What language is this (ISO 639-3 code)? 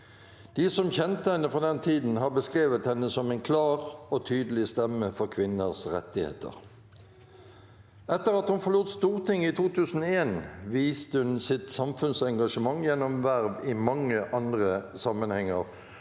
nor